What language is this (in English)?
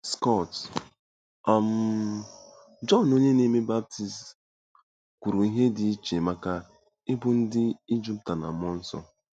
Igbo